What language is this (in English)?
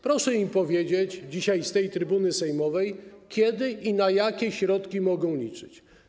Polish